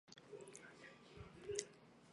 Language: Chinese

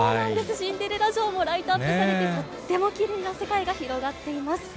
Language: Japanese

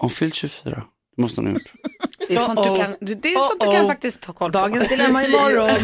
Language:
Swedish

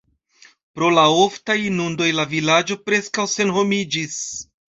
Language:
Esperanto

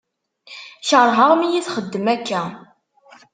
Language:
Kabyle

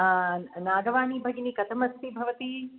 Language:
Sanskrit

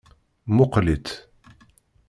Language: Kabyle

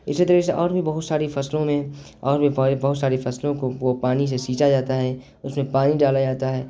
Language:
Urdu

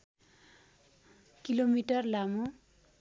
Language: Nepali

